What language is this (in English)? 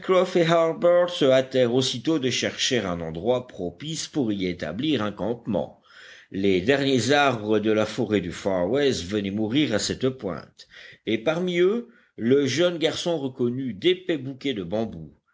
French